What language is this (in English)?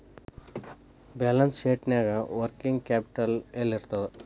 Kannada